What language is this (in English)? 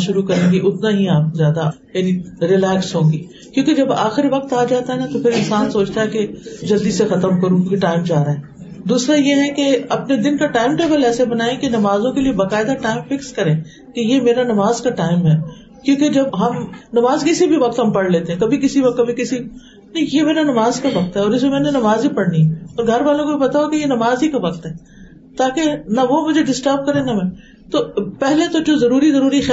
Urdu